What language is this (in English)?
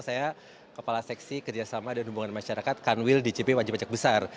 Indonesian